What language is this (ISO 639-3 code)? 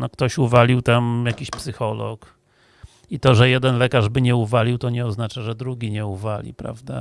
pol